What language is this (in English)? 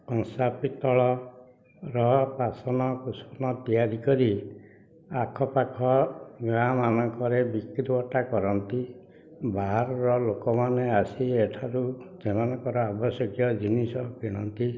Odia